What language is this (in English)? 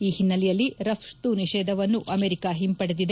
Kannada